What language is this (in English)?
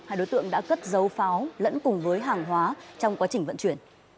Vietnamese